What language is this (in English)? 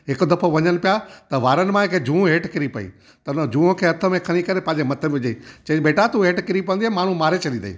Sindhi